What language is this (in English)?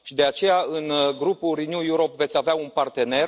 Romanian